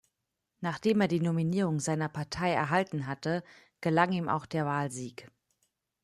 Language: German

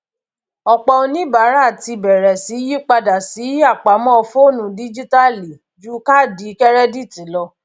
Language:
Yoruba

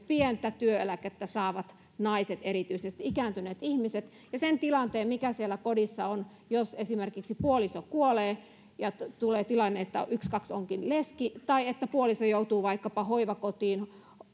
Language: Finnish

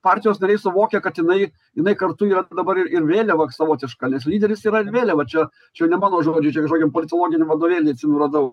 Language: Lithuanian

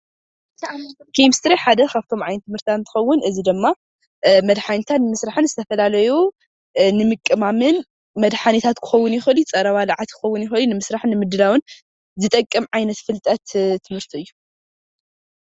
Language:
Tigrinya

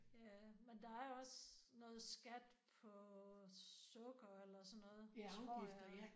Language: Danish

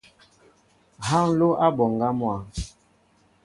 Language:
Mbo (Cameroon)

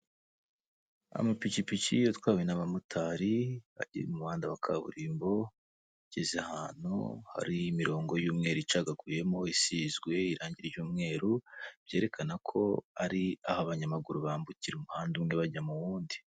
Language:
Kinyarwanda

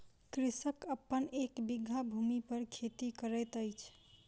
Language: Maithili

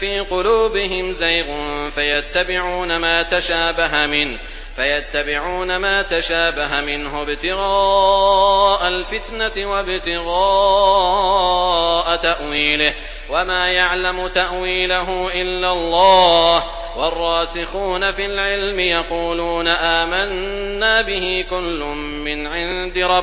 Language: Arabic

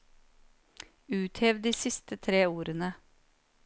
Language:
Norwegian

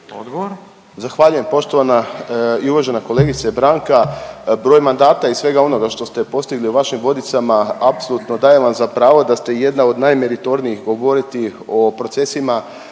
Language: Croatian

